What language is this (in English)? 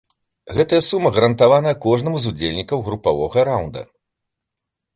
Belarusian